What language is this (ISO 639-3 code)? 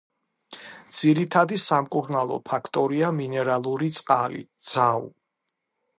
kat